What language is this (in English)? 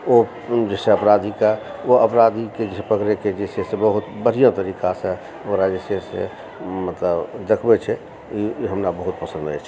Maithili